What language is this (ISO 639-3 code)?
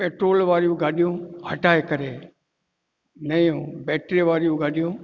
snd